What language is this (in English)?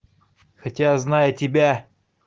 Russian